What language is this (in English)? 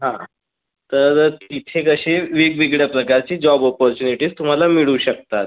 Marathi